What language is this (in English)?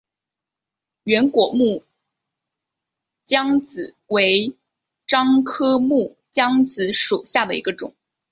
Chinese